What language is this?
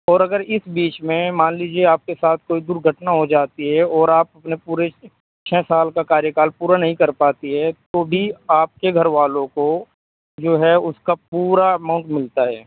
Urdu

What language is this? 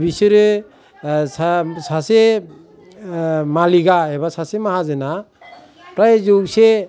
Bodo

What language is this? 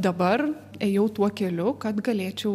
Lithuanian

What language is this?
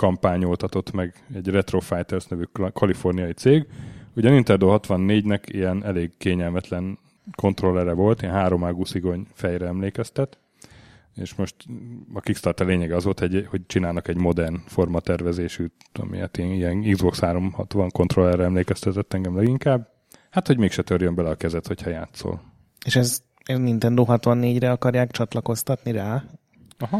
Hungarian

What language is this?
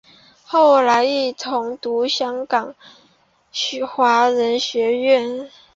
Chinese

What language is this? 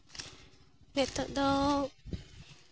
Santali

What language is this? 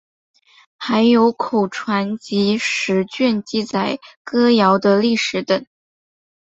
Chinese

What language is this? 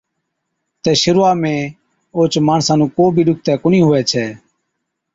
Od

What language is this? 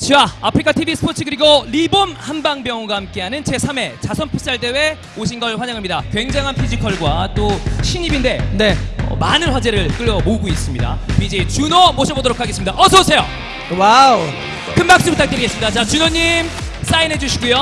Korean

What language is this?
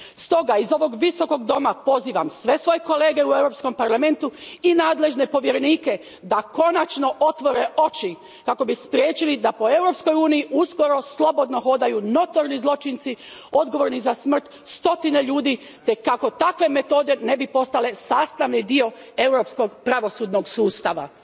Croatian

